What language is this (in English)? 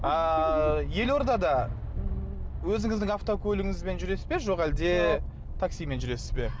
Kazakh